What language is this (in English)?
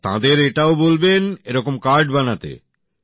Bangla